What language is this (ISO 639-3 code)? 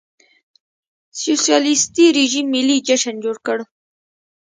pus